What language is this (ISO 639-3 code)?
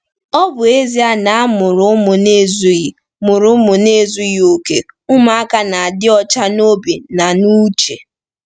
ibo